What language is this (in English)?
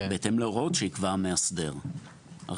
Hebrew